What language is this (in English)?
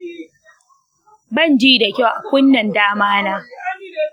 Hausa